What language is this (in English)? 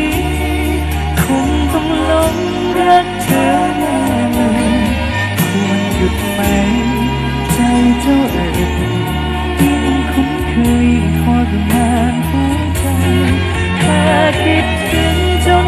Thai